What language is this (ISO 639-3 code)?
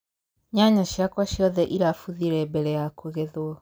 kik